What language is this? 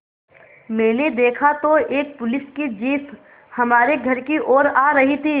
Hindi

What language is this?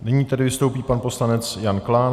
Czech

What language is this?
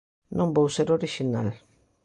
Galician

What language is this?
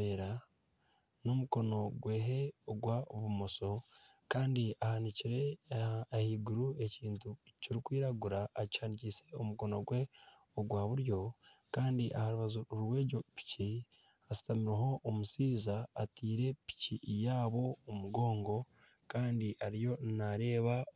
Nyankole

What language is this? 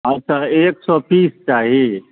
Maithili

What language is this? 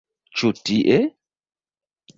Esperanto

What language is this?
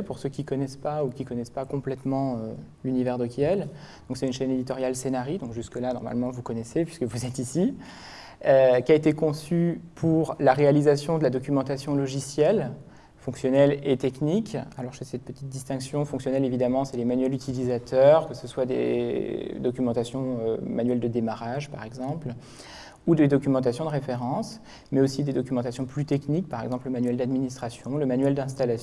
French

